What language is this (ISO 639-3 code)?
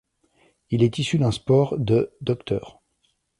fra